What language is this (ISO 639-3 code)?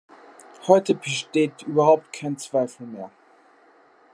deu